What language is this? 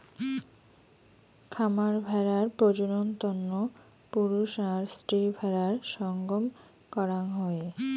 Bangla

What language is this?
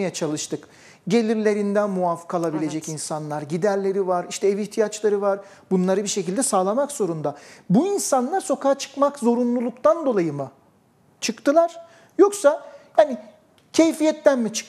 Turkish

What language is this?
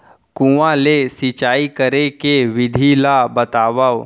Chhattisgarhi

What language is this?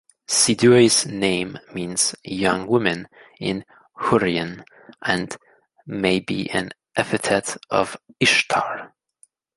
English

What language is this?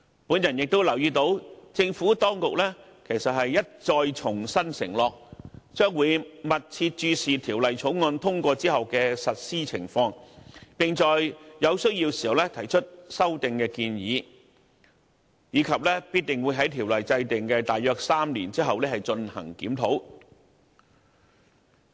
Cantonese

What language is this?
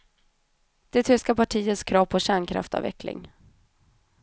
Swedish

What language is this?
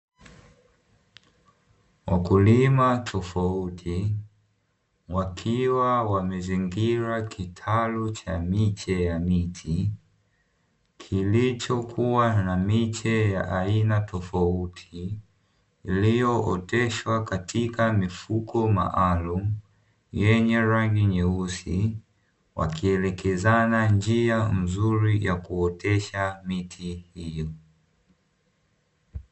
Swahili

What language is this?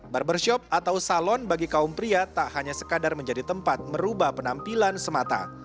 Indonesian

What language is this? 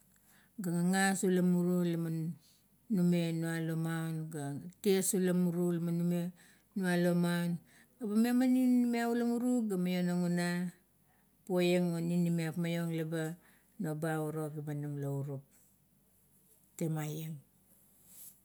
Kuot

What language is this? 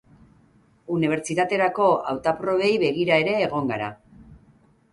Basque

